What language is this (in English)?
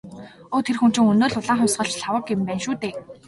Mongolian